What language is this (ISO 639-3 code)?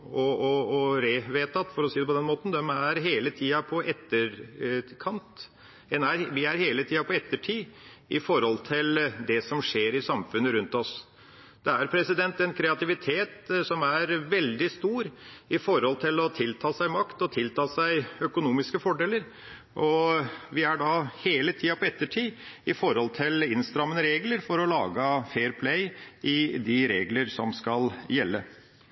nob